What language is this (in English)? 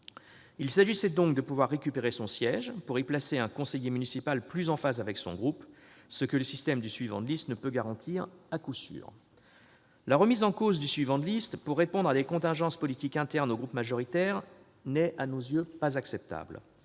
French